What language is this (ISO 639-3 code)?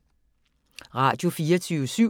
dan